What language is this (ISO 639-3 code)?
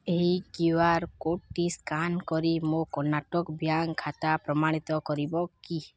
ori